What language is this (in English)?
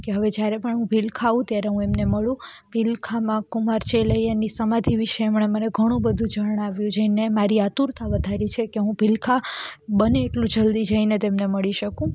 Gujarati